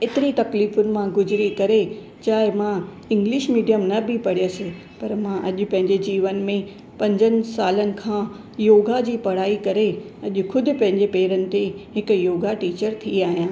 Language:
Sindhi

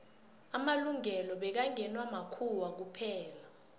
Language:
South Ndebele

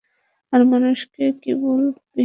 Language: Bangla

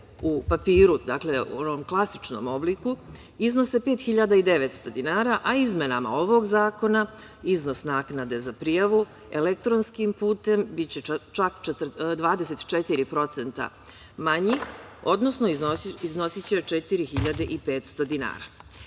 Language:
Serbian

